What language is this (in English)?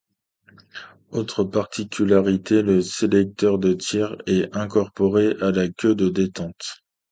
French